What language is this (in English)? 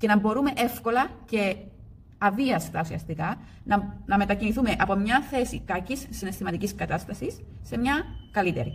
Greek